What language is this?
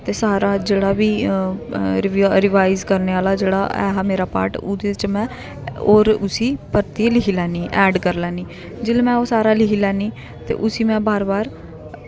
Dogri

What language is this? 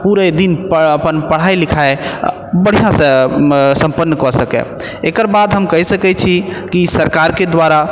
Maithili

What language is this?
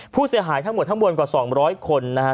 Thai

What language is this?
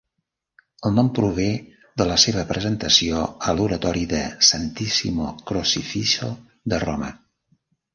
Catalan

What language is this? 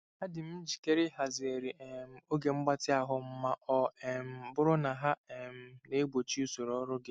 Igbo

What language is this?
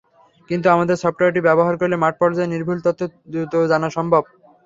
Bangla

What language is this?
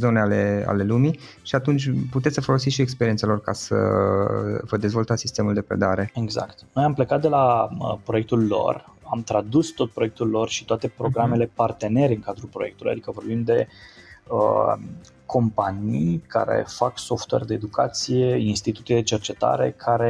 Romanian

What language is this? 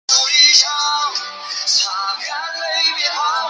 Chinese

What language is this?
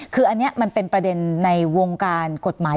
Thai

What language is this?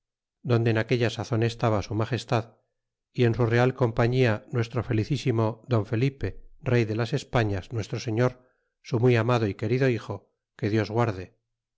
Spanish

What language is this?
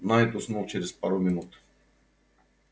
Russian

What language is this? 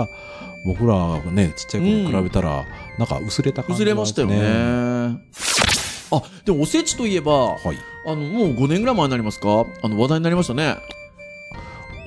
Japanese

